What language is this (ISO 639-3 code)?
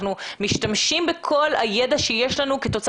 heb